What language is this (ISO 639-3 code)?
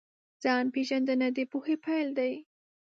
pus